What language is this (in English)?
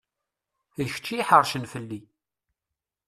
Kabyle